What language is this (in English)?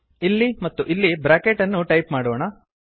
Kannada